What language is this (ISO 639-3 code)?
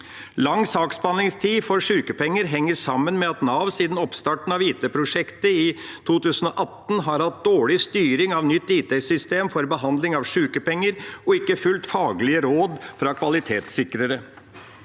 nor